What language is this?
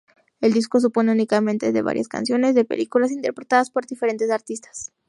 Spanish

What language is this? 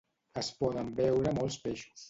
Catalan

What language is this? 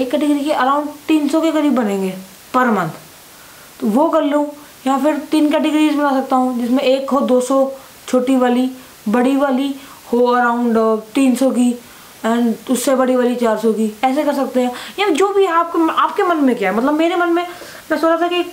Hindi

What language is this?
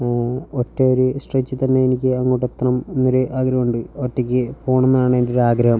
Malayalam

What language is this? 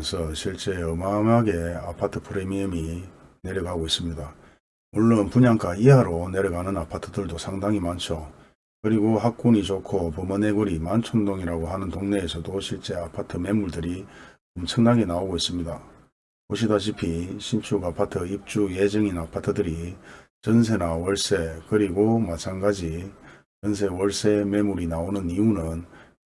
Korean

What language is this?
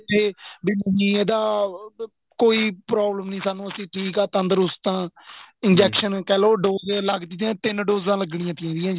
Punjabi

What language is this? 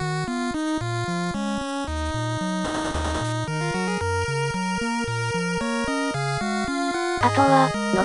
Japanese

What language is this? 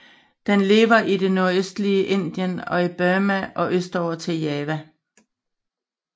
Danish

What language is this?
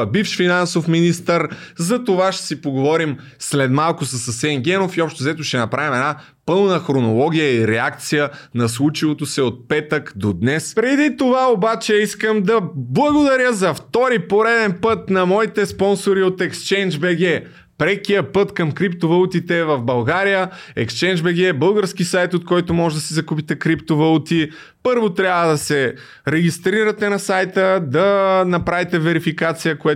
Bulgarian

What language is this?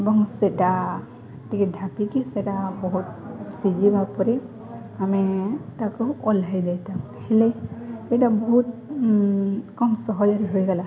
Odia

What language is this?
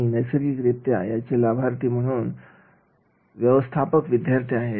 Marathi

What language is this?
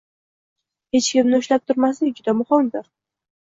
Uzbek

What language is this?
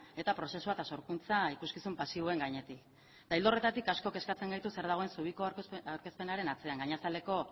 Basque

